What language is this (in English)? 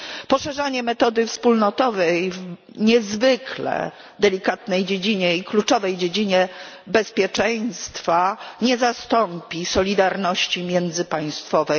Polish